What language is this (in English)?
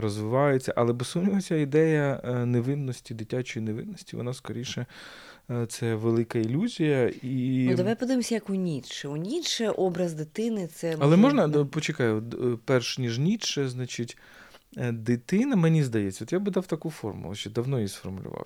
Ukrainian